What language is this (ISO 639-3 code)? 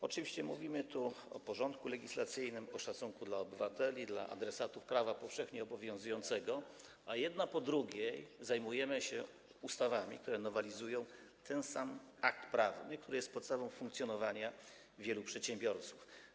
pol